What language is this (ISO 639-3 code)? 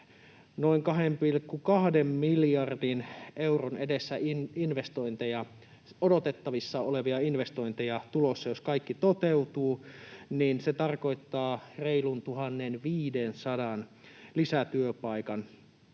fin